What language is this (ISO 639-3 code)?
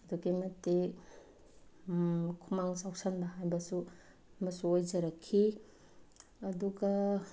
mni